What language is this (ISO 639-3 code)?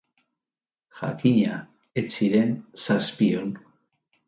eus